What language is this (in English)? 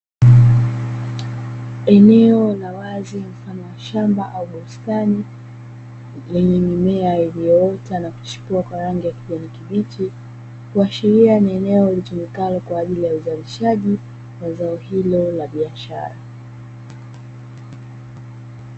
Swahili